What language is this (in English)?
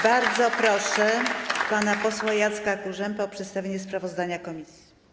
Polish